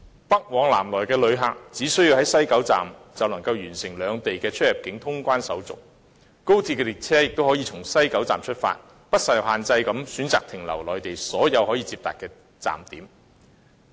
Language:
Cantonese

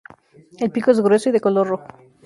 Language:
Spanish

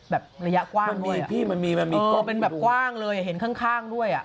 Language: Thai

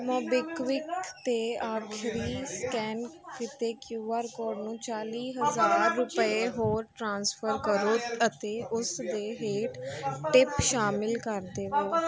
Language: Punjabi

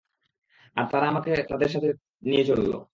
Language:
Bangla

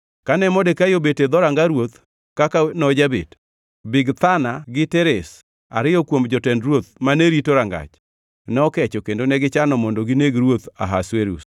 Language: Luo (Kenya and Tanzania)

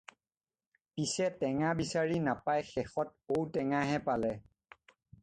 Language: Assamese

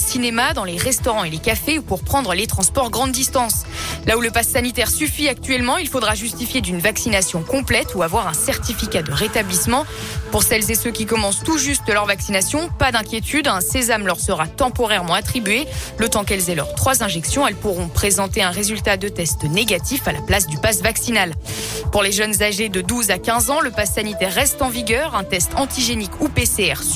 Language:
French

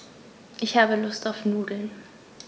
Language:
German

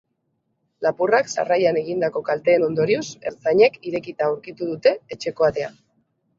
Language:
Basque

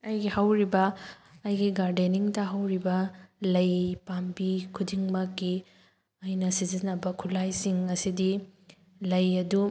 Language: Manipuri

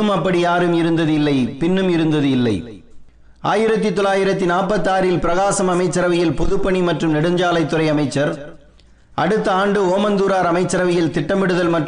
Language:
Tamil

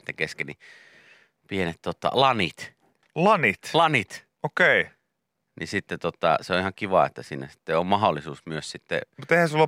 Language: Finnish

